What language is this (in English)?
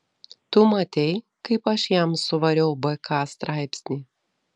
Lithuanian